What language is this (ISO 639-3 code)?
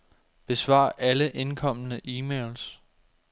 dan